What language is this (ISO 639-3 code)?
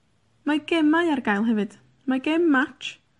cym